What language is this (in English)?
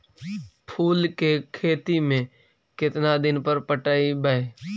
Magahi